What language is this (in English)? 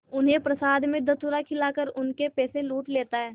Hindi